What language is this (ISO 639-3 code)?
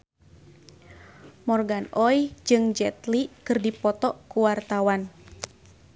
sun